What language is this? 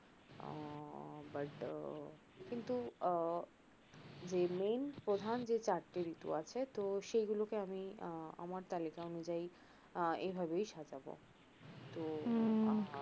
Bangla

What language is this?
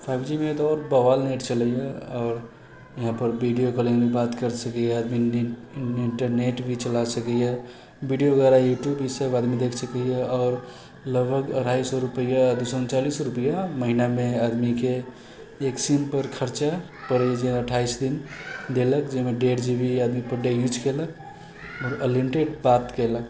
Maithili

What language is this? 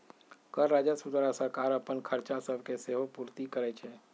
Magahi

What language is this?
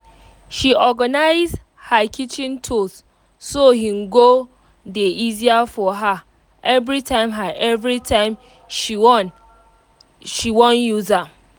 Nigerian Pidgin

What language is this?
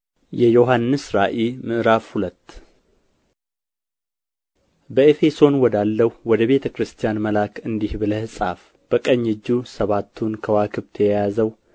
Amharic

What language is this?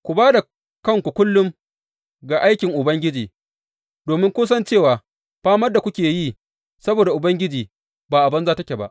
Hausa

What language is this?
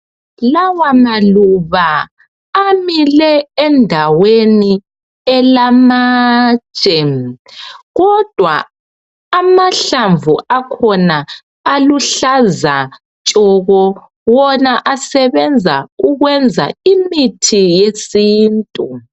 North Ndebele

